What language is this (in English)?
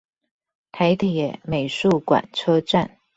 Chinese